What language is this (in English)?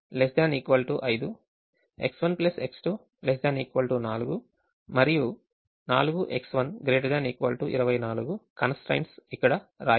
Telugu